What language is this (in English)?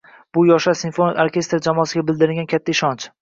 Uzbek